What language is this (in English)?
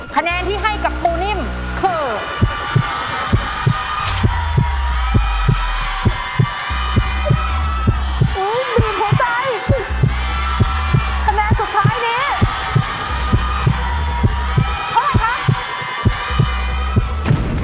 Thai